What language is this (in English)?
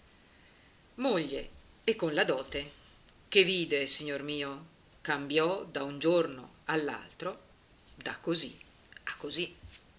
Italian